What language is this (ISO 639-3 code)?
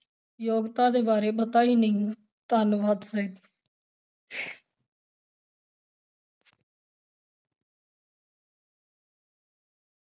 pan